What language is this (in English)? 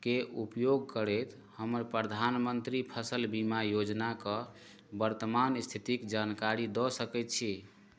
Maithili